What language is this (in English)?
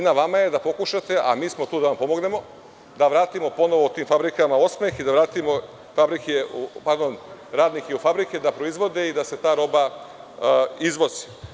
Serbian